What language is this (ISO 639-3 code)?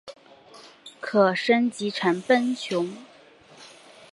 zho